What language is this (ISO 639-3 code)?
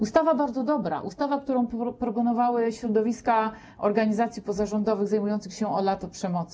pol